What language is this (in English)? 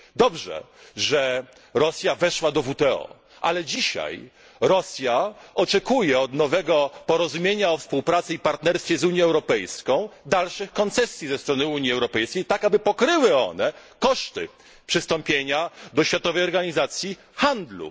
Polish